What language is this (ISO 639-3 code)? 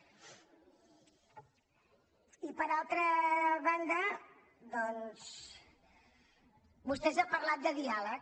cat